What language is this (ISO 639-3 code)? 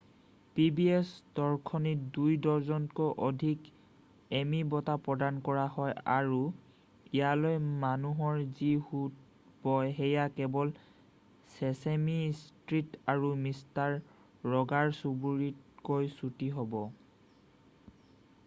asm